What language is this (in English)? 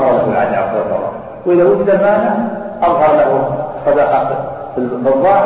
Arabic